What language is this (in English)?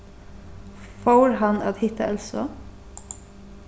Faroese